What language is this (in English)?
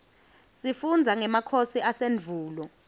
Swati